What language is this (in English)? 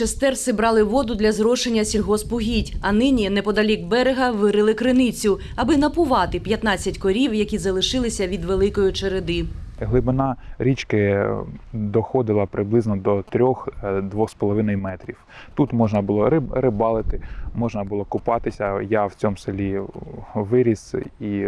Ukrainian